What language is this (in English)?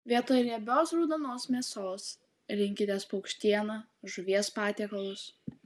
Lithuanian